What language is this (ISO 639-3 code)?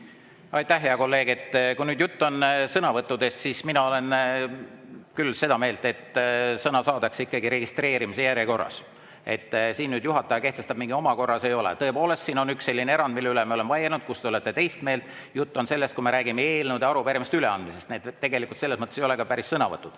est